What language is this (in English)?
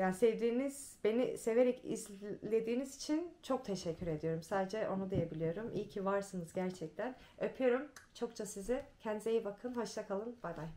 Turkish